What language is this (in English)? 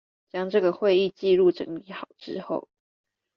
Chinese